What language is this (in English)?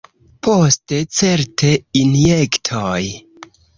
Esperanto